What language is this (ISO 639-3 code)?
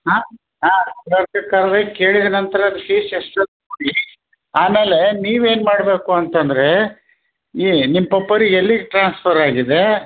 kan